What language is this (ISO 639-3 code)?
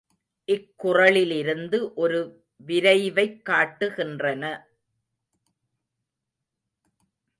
tam